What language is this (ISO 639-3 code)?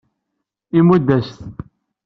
kab